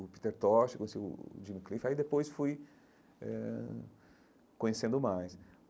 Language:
Portuguese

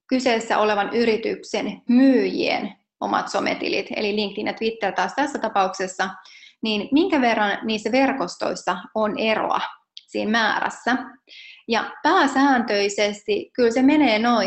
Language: Finnish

